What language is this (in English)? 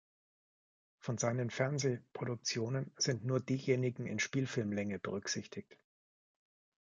German